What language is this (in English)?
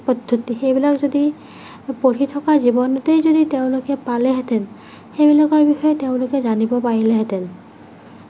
Assamese